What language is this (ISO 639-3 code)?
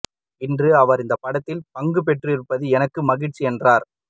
tam